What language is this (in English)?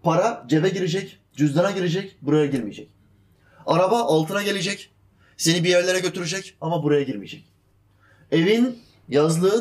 Turkish